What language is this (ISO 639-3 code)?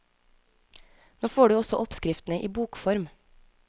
nor